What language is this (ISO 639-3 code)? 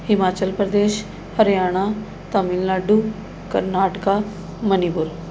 pan